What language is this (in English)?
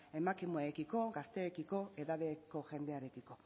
Basque